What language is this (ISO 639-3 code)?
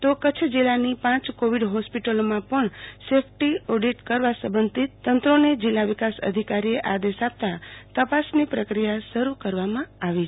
guj